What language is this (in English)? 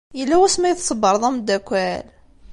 Kabyle